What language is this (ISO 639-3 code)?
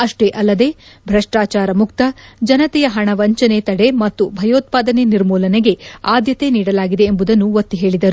kan